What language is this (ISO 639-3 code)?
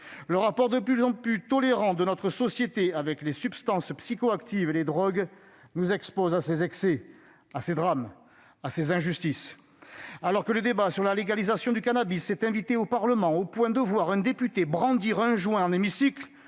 fra